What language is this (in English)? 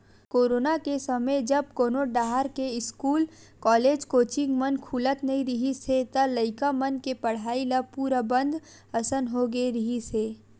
Chhattisgarhi